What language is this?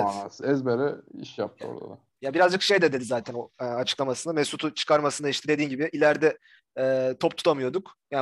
Turkish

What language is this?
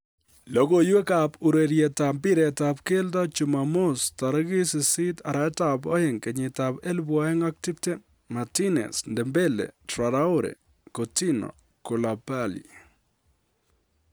Kalenjin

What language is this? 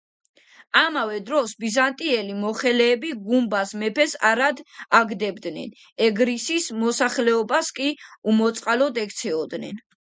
Georgian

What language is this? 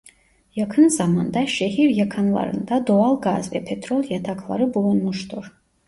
Turkish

